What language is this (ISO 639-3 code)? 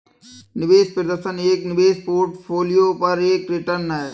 hin